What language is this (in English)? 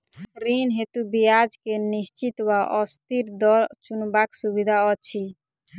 Maithili